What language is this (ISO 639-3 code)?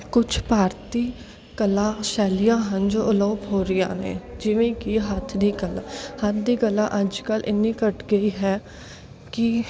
pan